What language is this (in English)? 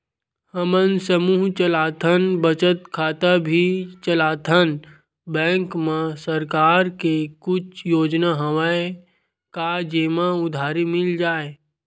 Chhattisgarhi